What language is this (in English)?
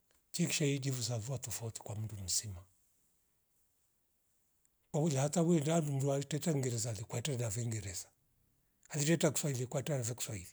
Rombo